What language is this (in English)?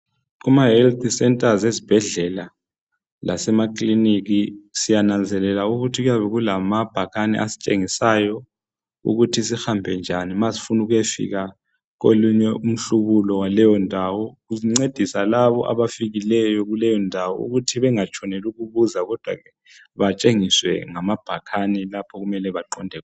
North Ndebele